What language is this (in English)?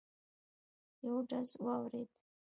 Pashto